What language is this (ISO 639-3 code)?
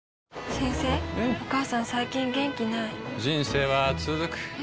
jpn